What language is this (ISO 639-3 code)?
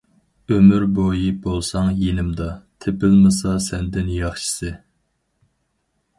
uig